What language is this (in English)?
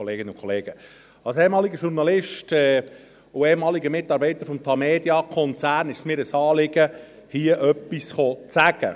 Swiss German